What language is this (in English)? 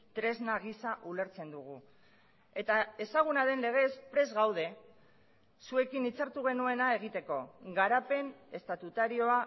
Basque